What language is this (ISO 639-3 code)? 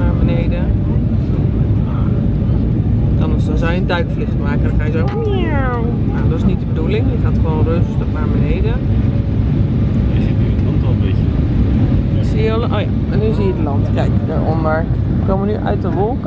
nld